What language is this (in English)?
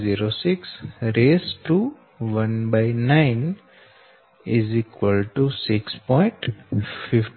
Gujarati